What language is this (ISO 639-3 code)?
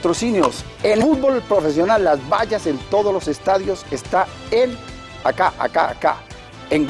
spa